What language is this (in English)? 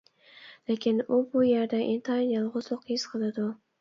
Uyghur